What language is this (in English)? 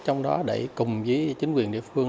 Vietnamese